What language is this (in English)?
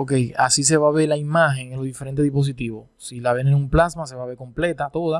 Spanish